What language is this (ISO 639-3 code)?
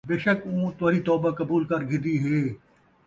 skr